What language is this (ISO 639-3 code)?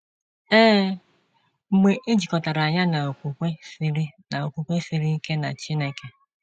ibo